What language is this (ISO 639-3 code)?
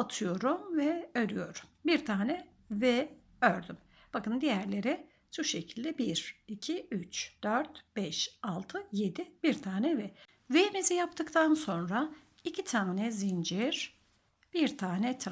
tur